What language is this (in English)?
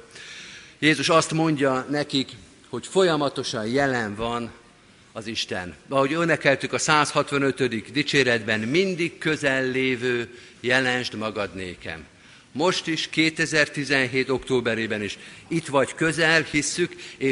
Hungarian